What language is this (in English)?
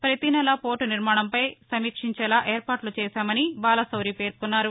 Telugu